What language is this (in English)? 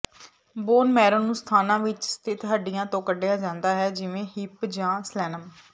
Punjabi